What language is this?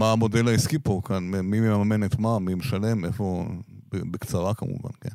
Hebrew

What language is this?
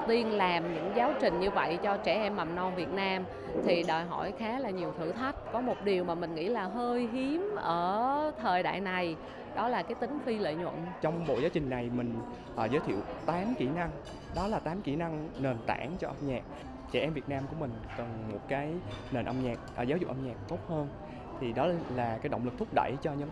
Vietnamese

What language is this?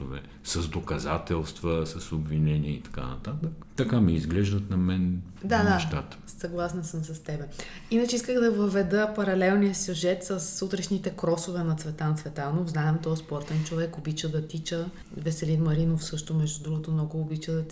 Bulgarian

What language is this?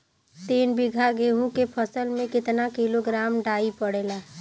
Bhojpuri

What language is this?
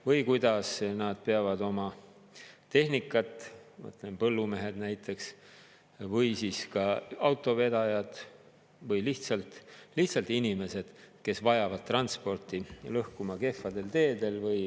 Estonian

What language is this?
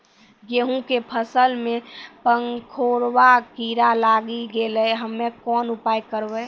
Maithili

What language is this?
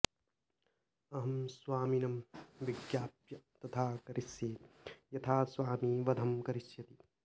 Sanskrit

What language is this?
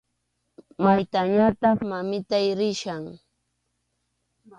Arequipa-La Unión Quechua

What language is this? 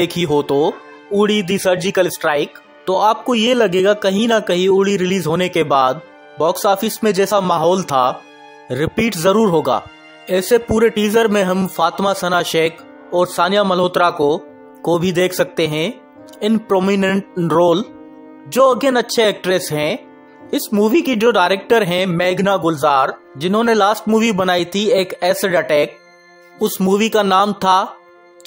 Hindi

